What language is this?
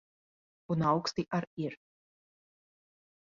Latvian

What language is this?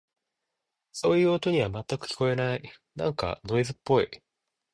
Japanese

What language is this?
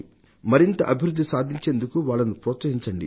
Telugu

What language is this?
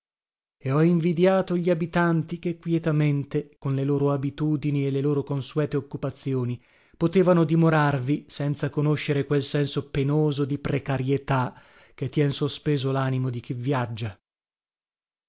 Italian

